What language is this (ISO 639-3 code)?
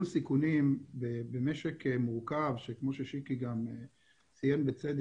heb